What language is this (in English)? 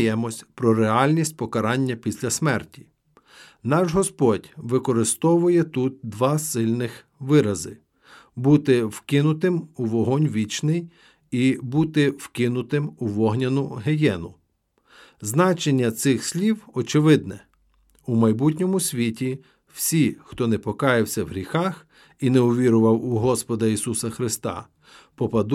Ukrainian